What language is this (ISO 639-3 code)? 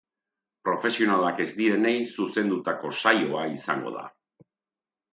eus